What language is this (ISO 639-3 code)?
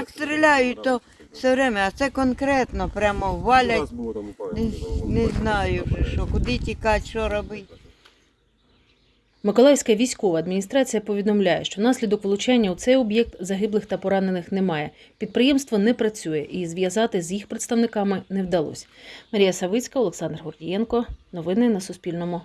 ukr